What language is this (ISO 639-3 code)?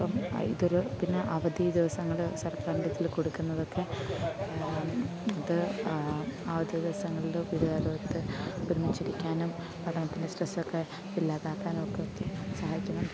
mal